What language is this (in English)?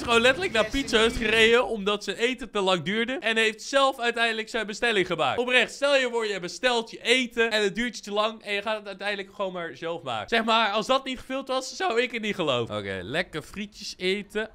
Dutch